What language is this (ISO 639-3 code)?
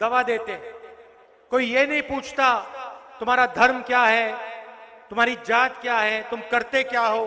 hin